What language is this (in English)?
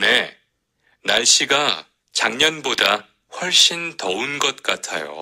Korean